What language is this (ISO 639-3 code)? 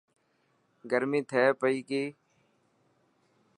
mki